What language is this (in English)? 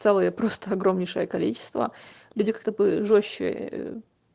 Russian